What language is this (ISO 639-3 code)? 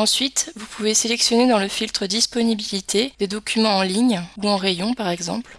fra